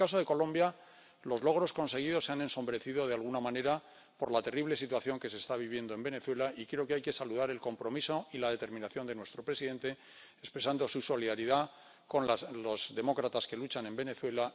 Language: Spanish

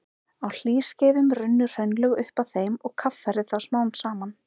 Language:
Icelandic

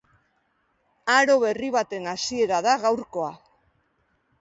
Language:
Basque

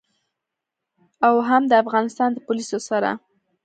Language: Pashto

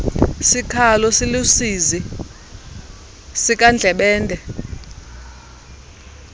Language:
Xhosa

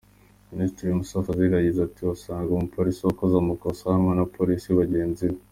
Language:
Kinyarwanda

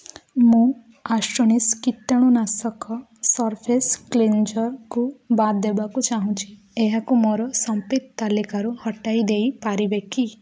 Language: Odia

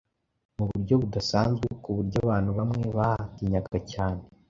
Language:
Kinyarwanda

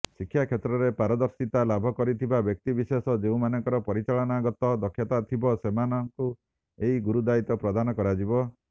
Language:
Odia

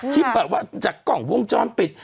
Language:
Thai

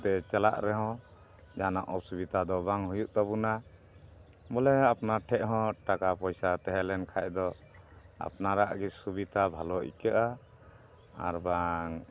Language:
Santali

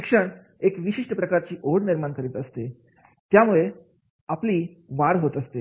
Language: Marathi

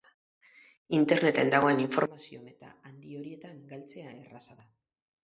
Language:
Basque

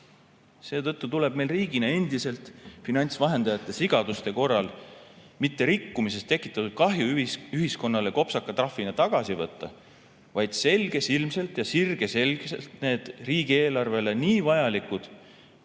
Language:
Estonian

